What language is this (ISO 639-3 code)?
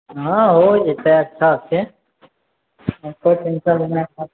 mai